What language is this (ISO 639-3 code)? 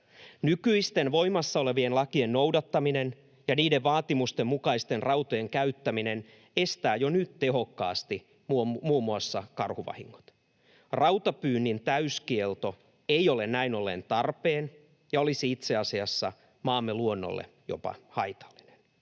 fin